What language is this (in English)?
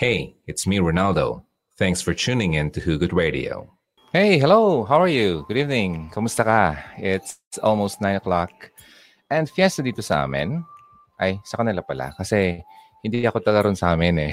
Filipino